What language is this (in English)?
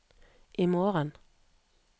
Norwegian